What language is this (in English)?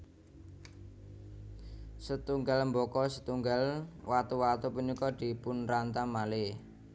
Javanese